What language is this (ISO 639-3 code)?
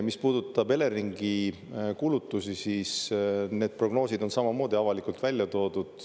est